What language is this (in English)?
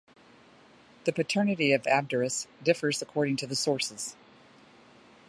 English